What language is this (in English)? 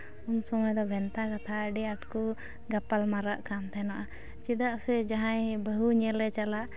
Santali